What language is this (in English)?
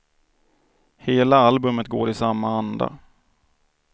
Swedish